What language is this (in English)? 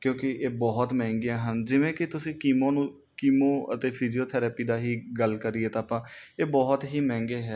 Punjabi